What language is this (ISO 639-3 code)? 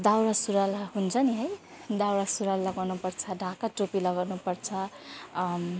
nep